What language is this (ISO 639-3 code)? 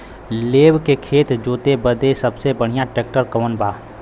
bho